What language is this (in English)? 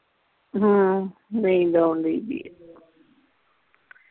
Punjabi